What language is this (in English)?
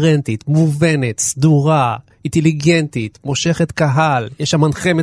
Hebrew